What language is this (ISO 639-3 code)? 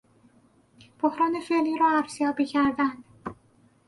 fas